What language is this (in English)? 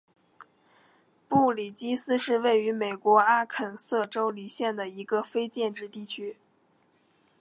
Chinese